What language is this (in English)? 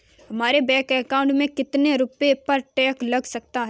Hindi